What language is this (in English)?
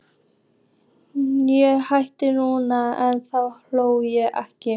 Icelandic